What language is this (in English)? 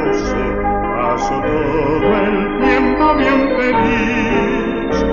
Spanish